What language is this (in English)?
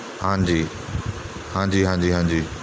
Punjabi